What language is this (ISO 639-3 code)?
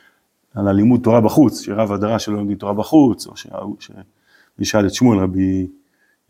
heb